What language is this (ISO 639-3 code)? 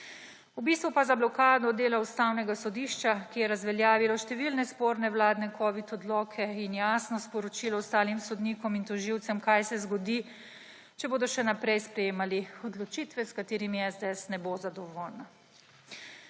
slv